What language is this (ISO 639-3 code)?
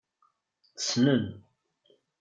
kab